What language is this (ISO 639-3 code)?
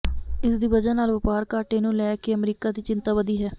pan